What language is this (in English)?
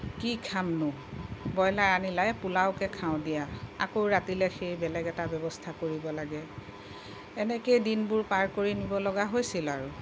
Assamese